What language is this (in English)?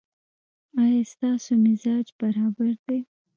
Pashto